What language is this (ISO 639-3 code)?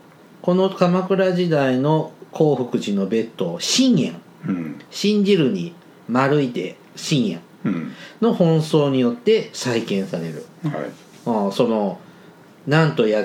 jpn